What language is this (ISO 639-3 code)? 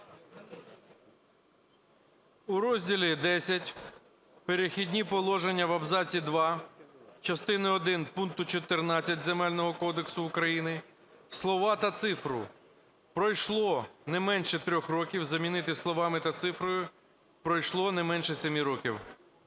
ukr